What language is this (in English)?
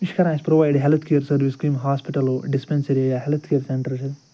Kashmiri